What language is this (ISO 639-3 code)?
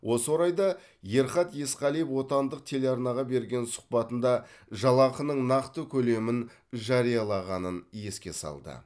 kaz